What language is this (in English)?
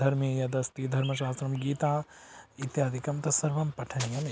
Sanskrit